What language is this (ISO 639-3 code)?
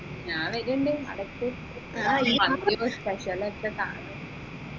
mal